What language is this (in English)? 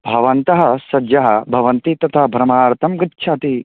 Sanskrit